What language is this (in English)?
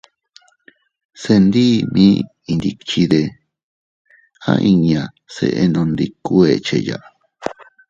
Teutila Cuicatec